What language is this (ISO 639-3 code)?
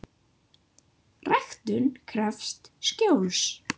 isl